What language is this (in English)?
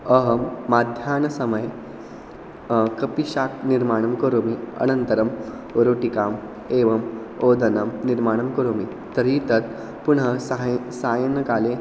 Sanskrit